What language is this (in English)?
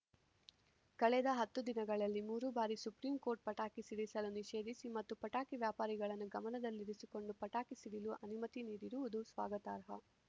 Kannada